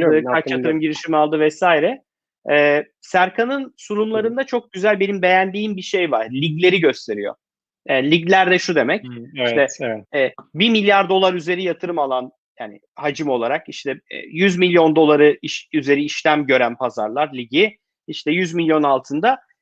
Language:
Turkish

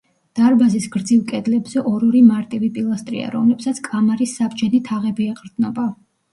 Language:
Georgian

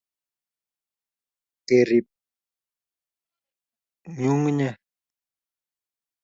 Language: Kalenjin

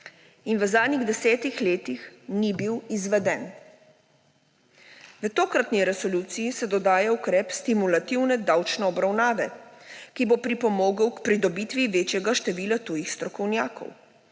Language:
Slovenian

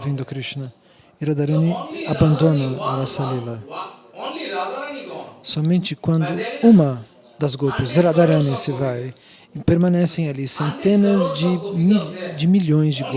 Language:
Portuguese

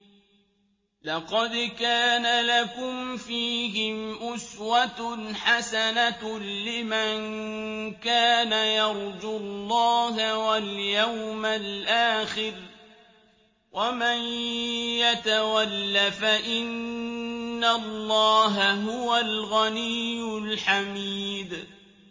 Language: Arabic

